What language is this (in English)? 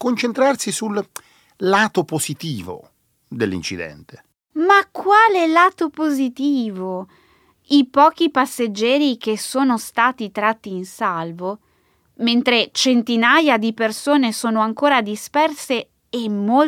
Italian